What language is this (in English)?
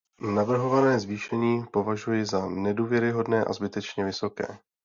Czech